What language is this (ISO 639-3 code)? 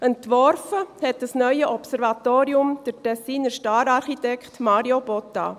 gsw